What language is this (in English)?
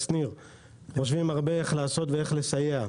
Hebrew